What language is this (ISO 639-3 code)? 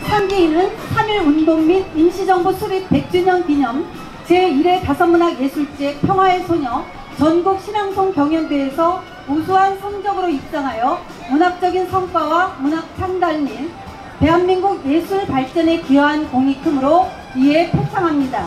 kor